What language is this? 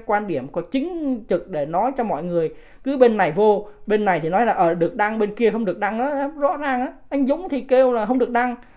Vietnamese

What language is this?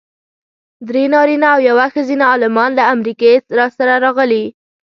Pashto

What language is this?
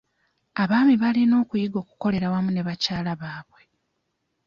Ganda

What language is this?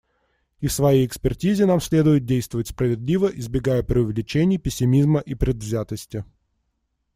Russian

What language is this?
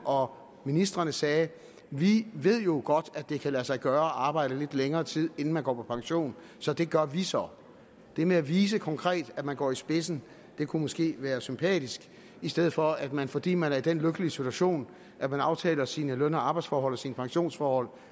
Danish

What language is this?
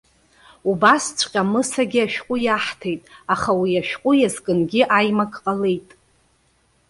Abkhazian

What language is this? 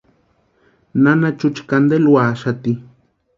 Western Highland Purepecha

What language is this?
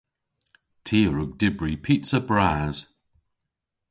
Cornish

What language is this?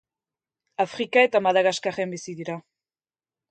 Basque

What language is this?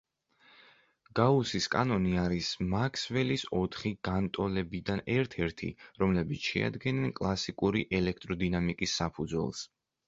Georgian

